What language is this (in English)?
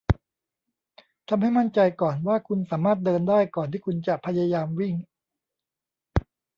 Thai